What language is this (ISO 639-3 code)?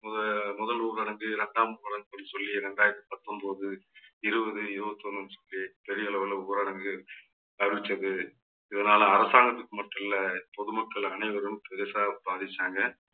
tam